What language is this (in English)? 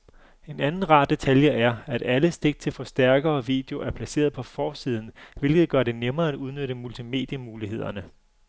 Danish